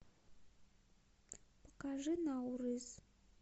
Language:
Russian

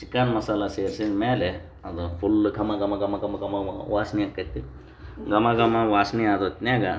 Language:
Kannada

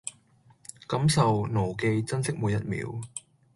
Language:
Cantonese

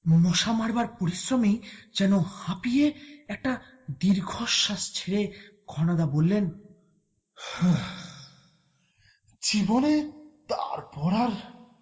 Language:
Bangla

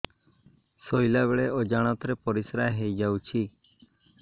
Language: Odia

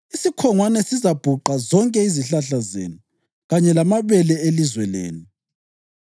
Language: North Ndebele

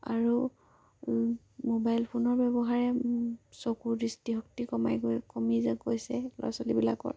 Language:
Assamese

